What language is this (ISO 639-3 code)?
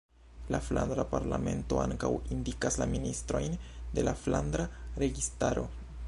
epo